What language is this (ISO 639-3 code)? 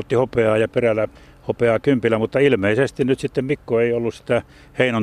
fin